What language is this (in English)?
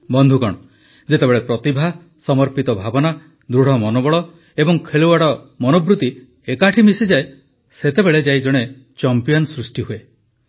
Odia